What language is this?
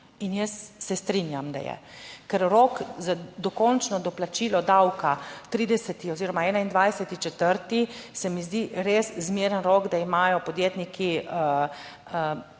Slovenian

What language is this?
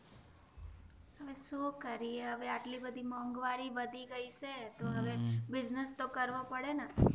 Gujarati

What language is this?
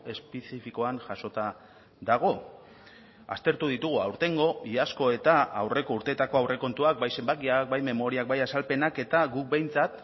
Basque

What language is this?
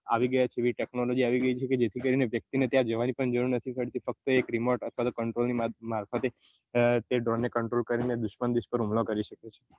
Gujarati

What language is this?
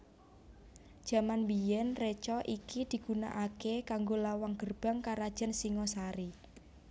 Javanese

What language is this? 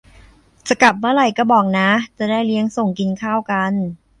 Thai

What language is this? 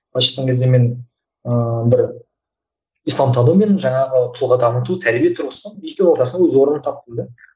Kazakh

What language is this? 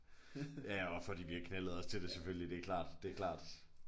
Danish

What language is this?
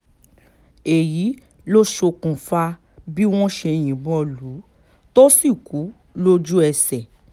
Yoruba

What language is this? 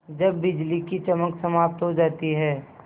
Hindi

